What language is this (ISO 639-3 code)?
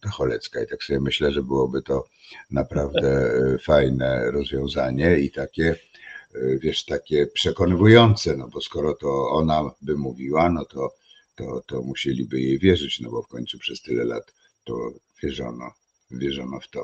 pol